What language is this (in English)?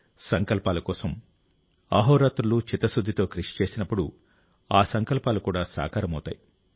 Telugu